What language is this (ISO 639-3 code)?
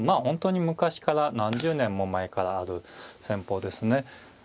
jpn